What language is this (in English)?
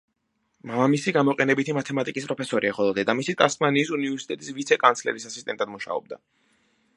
Georgian